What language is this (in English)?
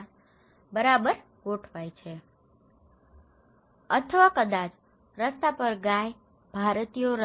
Gujarati